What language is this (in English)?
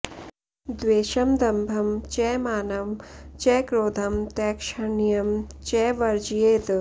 Sanskrit